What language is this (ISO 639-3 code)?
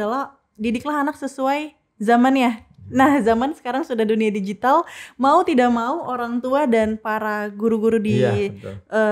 ind